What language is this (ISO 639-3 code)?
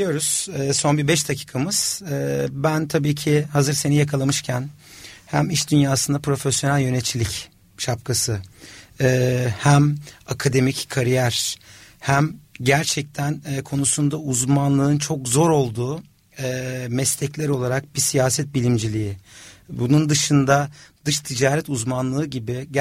tur